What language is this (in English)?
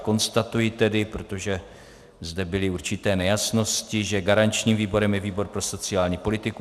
Czech